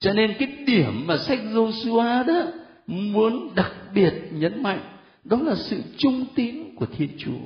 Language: Vietnamese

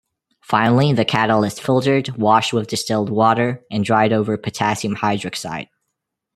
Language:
English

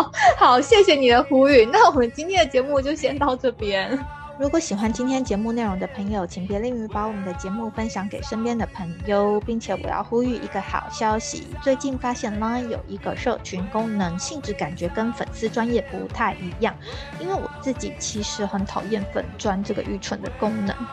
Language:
Chinese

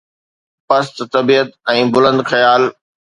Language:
Sindhi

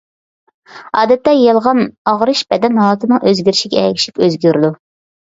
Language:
Uyghur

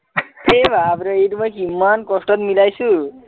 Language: Assamese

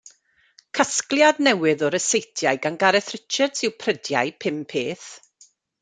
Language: Welsh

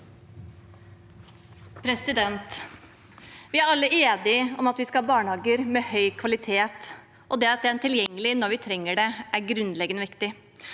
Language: Norwegian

